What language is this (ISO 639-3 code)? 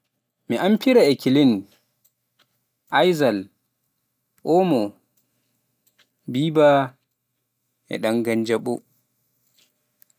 fuf